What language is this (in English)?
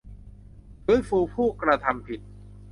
Thai